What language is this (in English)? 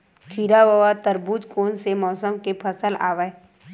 Chhattisgarhi